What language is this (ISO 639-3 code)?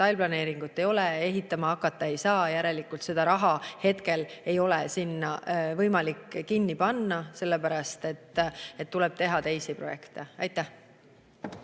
est